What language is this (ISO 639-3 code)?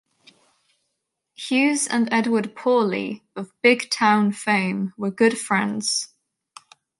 eng